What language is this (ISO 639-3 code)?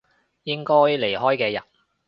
yue